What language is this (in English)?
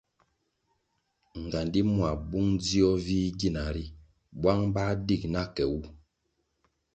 Kwasio